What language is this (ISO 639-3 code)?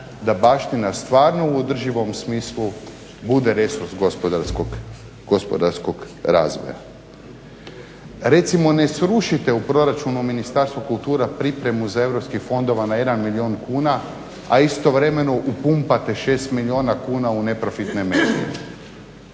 hrv